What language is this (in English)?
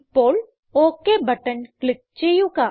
Malayalam